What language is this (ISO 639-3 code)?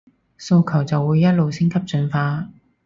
yue